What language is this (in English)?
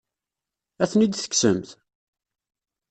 Kabyle